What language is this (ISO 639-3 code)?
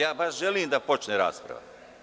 srp